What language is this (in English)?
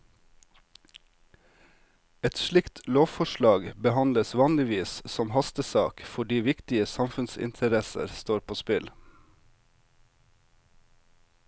Norwegian